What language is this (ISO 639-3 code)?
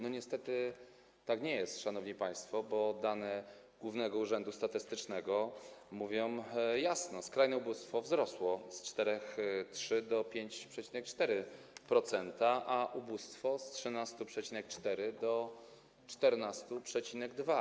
pol